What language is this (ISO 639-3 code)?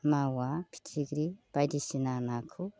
brx